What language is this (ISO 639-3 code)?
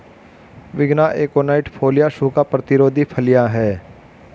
hin